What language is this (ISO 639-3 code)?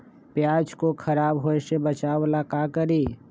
mag